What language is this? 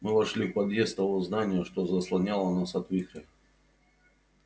Russian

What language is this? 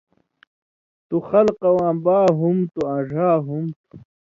Indus Kohistani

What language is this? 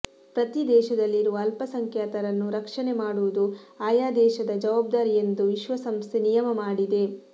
Kannada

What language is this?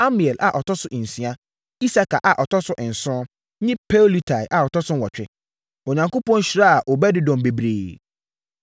Akan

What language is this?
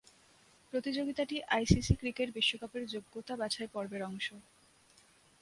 Bangla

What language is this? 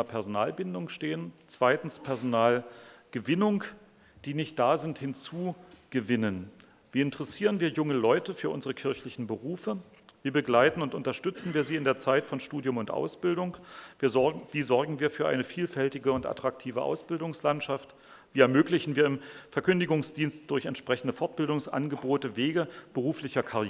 German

